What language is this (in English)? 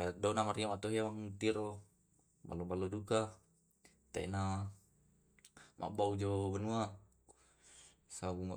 Tae'